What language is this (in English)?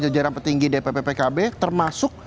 Indonesian